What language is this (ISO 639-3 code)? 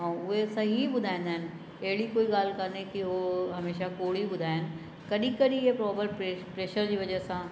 snd